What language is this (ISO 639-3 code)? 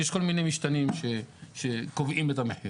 heb